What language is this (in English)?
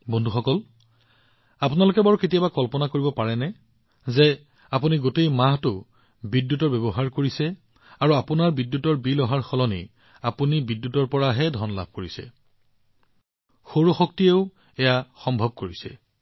Assamese